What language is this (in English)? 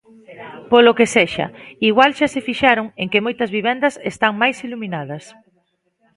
Galician